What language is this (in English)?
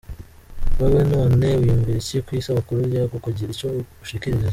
Kinyarwanda